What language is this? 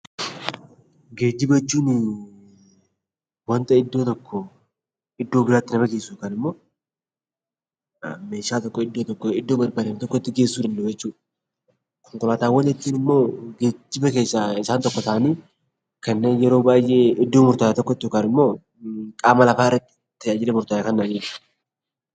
Oromo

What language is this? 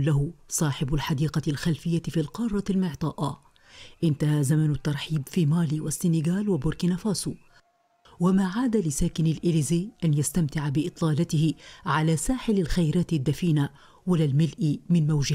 Arabic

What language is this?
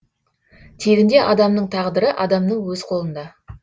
Kazakh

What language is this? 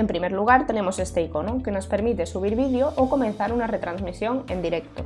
Spanish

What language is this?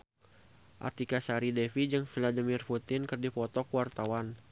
Sundanese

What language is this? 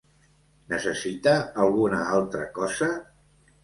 Catalan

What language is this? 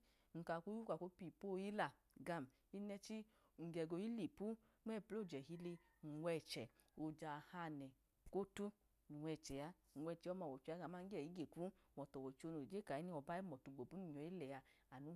Idoma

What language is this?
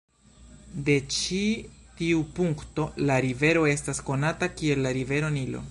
Esperanto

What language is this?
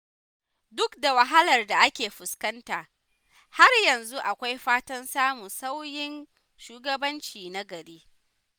Hausa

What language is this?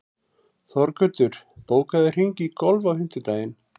Icelandic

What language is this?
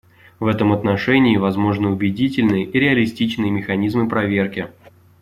Russian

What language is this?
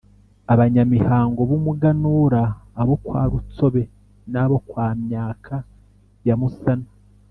Kinyarwanda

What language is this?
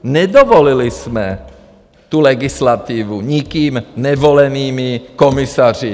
Czech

